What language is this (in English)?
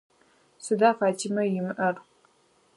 Adyghe